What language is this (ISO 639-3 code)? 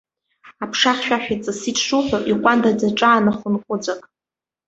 abk